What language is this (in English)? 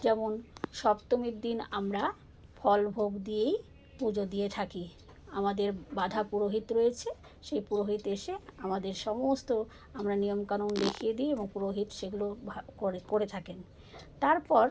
Bangla